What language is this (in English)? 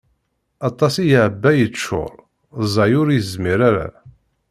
Kabyle